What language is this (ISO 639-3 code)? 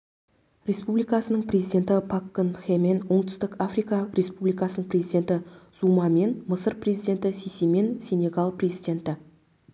kaz